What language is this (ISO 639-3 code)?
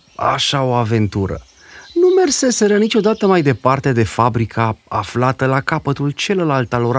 ron